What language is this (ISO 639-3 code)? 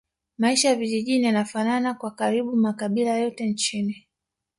swa